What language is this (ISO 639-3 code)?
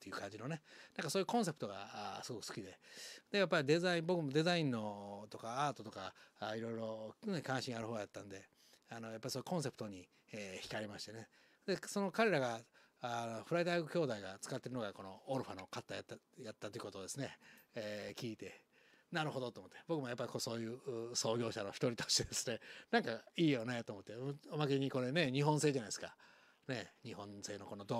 jpn